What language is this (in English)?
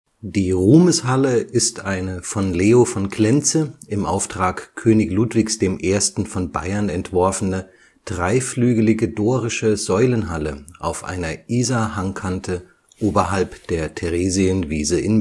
German